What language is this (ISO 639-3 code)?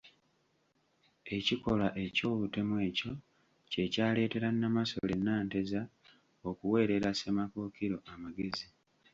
lug